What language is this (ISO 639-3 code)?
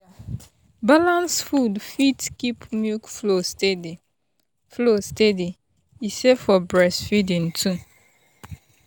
pcm